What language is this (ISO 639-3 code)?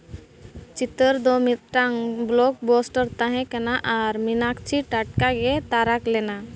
sat